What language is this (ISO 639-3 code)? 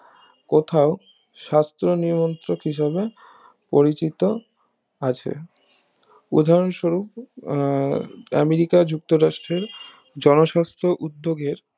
ben